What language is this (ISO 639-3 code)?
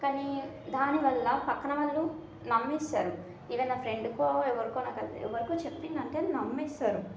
tel